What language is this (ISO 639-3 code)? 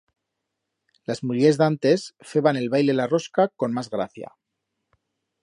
arg